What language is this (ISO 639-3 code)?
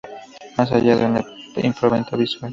spa